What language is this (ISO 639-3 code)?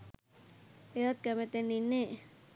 sin